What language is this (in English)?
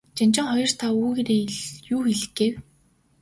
Mongolian